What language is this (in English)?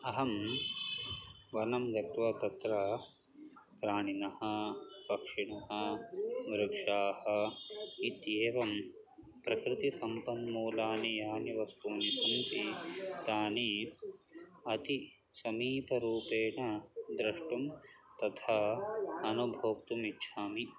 Sanskrit